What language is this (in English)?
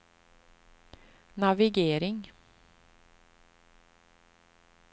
Swedish